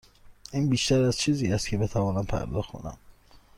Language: Persian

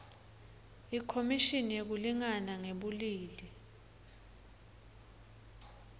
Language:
Swati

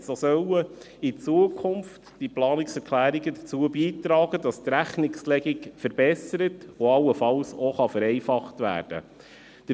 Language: Swiss German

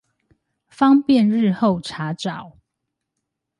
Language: Chinese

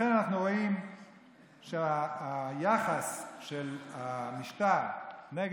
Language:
Hebrew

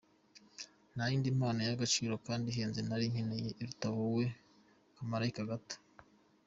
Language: Kinyarwanda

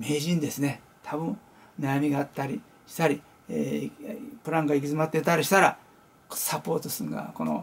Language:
Japanese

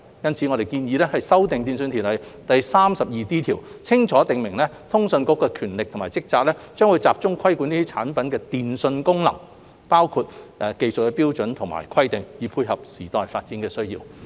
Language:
Cantonese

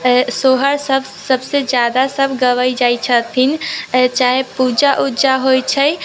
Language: Maithili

